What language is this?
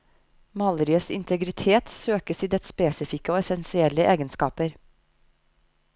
Norwegian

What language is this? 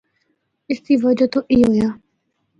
Northern Hindko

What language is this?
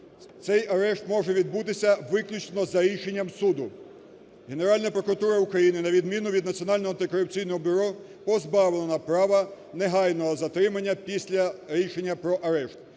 Ukrainian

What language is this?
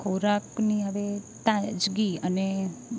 Gujarati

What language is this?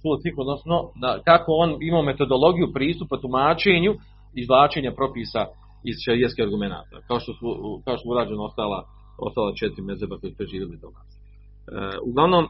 Croatian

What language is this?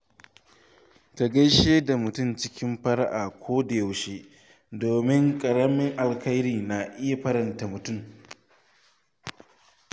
Hausa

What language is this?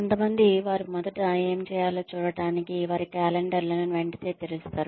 Telugu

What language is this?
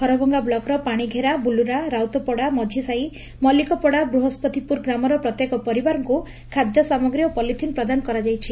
Odia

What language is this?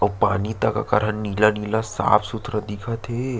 Chhattisgarhi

